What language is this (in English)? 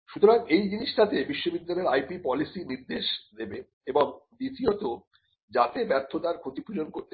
Bangla